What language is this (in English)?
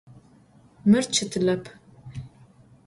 Adyghe